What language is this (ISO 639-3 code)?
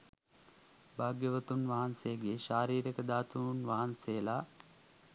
sin